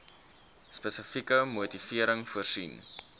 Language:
Afrikaans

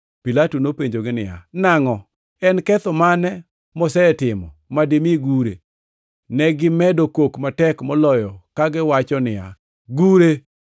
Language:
Luo (Kenya and Tanzania)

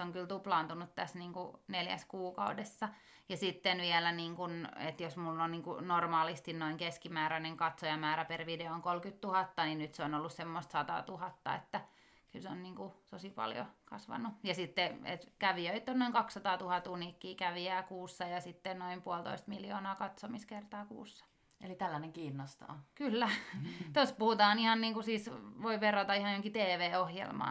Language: Finnish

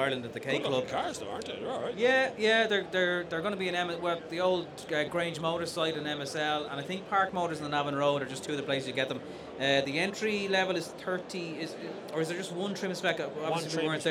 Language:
English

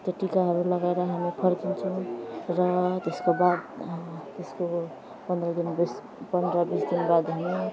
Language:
Nepali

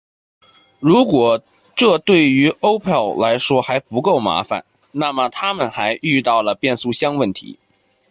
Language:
Chinese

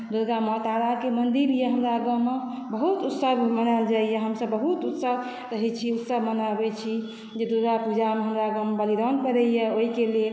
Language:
Maithili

